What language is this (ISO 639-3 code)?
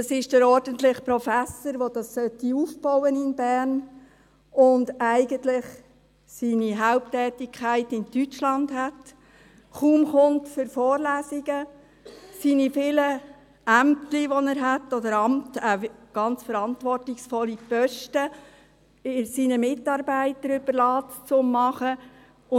gsw